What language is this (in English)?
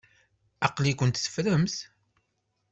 Kabyle